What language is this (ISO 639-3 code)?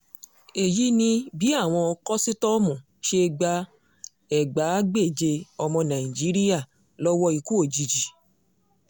yor